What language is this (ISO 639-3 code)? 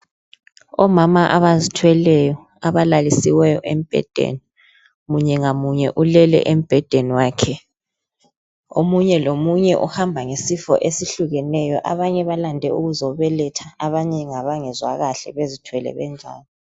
nde